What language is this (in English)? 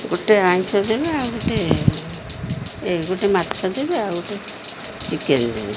Odia